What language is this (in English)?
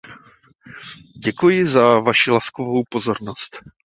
Czech